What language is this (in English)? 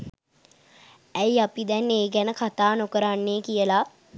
Sinhala